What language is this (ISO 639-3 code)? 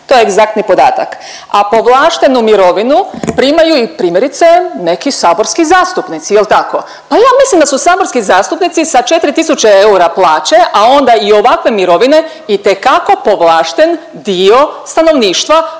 hrv